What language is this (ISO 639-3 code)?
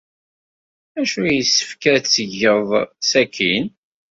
kab